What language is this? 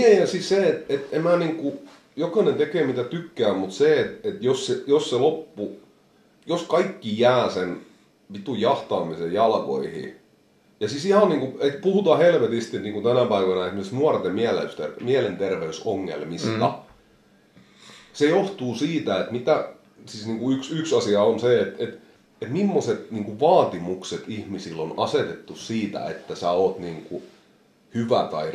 Finnish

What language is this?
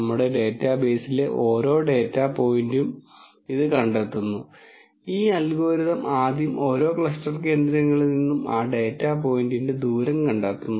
Malayalam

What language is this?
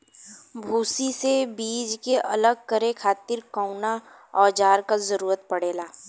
Bhojpuri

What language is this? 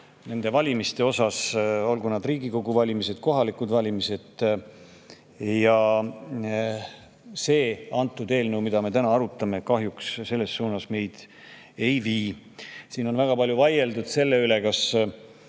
Estonian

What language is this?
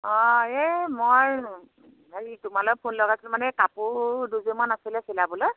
Assamese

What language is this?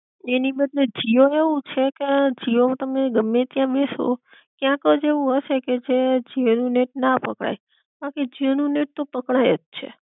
Gujarati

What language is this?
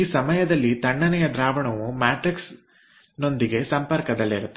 Kannada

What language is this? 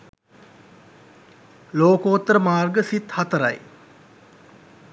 Sinhala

